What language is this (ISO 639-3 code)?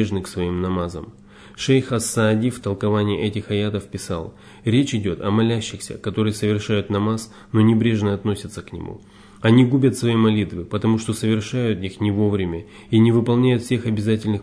rus